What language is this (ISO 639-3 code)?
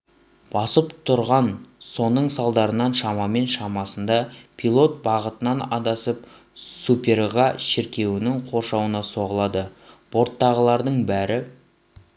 kaz